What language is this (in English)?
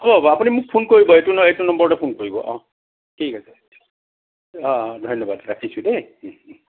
Assamese